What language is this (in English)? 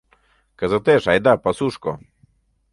Mari